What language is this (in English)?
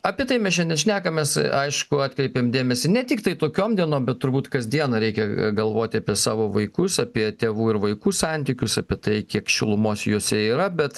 Lithuanian